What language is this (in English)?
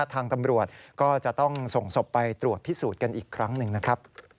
Thai